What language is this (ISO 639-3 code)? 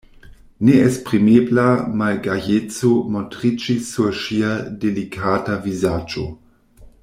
epo